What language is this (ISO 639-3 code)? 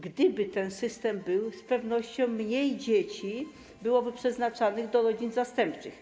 pol